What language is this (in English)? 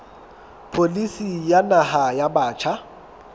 Southern Sotho